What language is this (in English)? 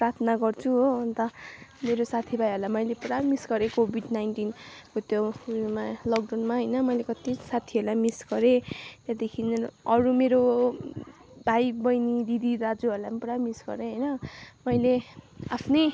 Nepali